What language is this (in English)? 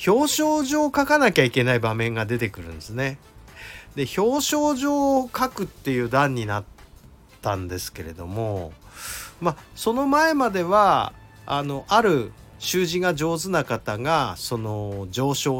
Japanese